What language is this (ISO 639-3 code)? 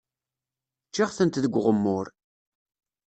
kab